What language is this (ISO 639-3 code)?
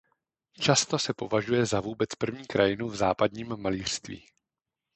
ces